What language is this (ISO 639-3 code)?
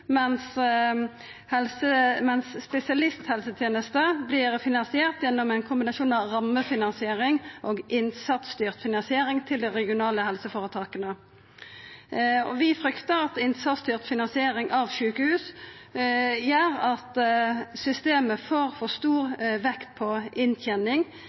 nno